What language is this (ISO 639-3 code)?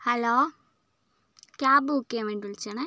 mal